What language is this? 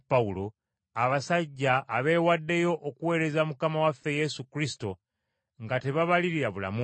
Ganda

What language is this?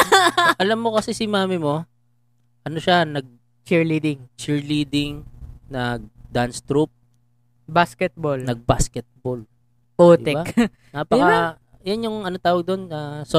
Filipino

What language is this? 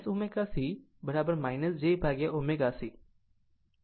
Gujarati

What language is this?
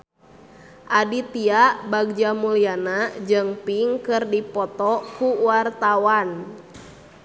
Sundanese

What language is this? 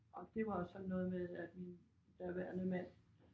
Danish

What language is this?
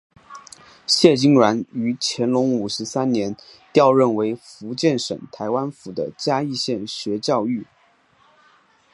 Chinese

